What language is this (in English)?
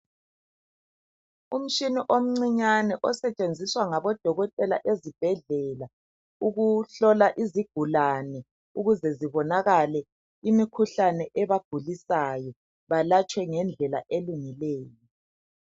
North Ndebele